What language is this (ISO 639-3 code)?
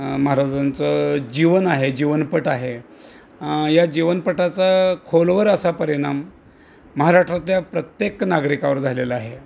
mar